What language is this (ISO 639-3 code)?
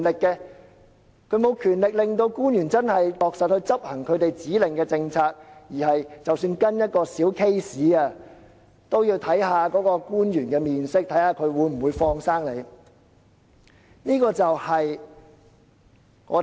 yue